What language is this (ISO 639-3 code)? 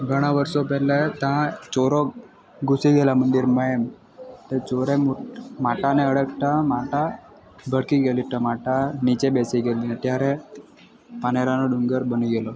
guj